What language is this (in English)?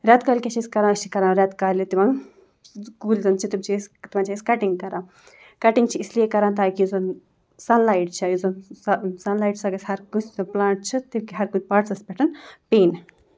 Kashmiri